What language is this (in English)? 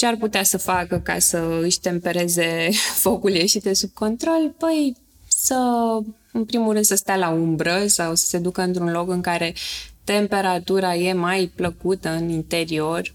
Romanian